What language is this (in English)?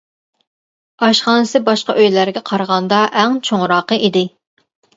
Uyghur